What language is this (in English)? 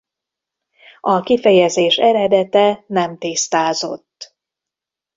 Hungarian